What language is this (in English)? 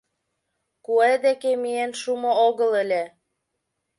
Mari